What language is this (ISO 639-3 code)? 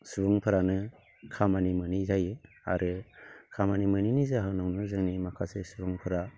brx